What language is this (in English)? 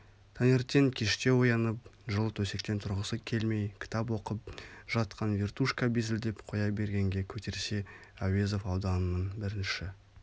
Kazakh